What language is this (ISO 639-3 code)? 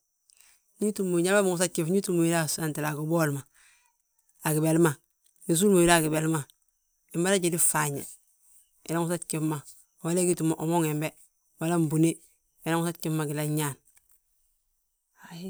bjt